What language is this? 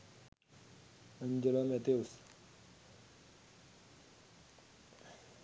Sinhala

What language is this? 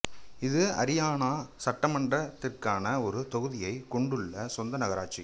Tamil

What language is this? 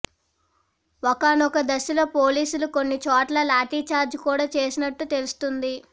Telugu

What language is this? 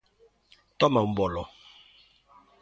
Galician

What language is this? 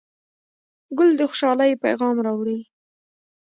Pashto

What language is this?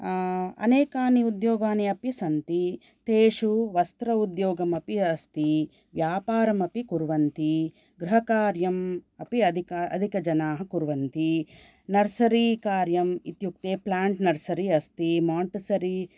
Sanskrit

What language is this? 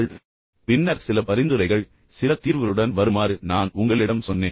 Tamil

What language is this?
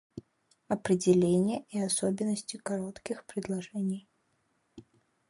Russian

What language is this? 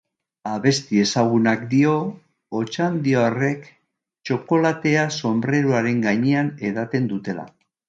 Basque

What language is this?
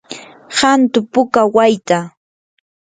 Yanahuanca Pasco Quechua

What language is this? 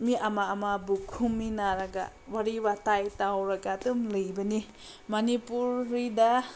Manipuri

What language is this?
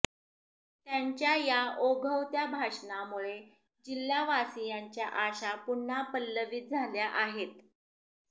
Marathi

